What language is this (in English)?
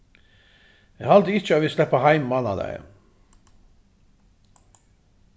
Faroese